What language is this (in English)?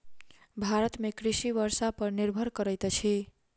Maithili